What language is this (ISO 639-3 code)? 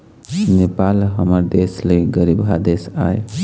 hne